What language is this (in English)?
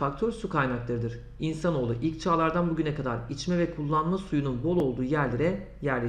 Turkish